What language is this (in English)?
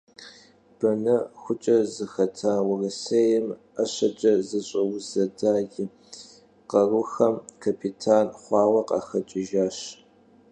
Kabardian